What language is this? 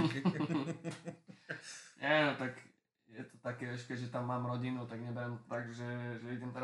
Slovak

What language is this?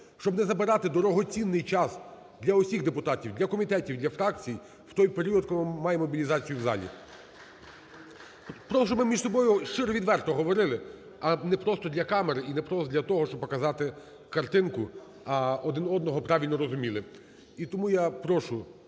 Ukrainian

